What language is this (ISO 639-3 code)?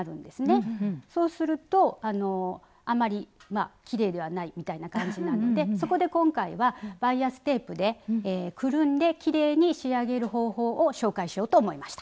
jpn